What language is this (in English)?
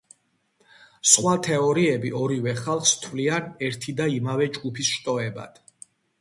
Georgian